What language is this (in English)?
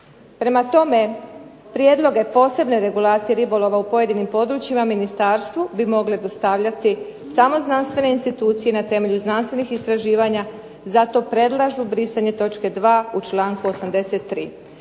Croatian